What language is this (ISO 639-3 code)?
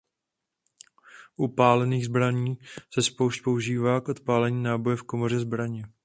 ces